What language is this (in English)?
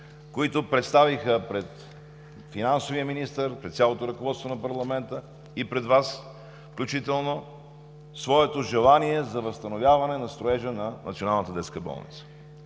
Bulgarian